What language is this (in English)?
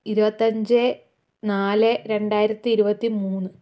Malayalam